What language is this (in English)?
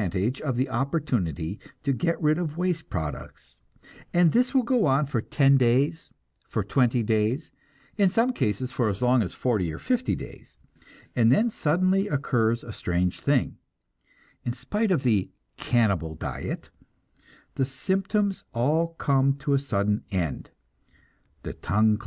English